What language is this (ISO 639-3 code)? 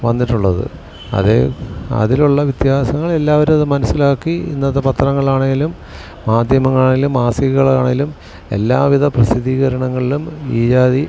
mal